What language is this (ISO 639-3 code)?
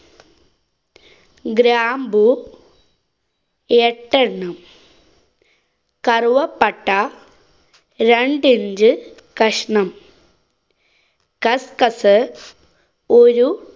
mal